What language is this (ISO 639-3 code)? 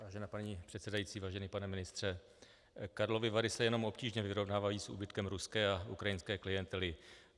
ces